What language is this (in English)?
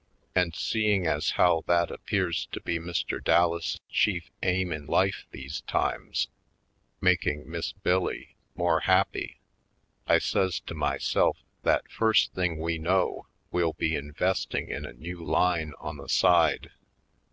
English